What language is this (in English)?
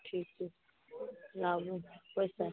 Maithili